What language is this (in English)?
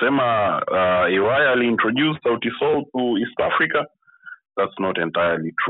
Swahili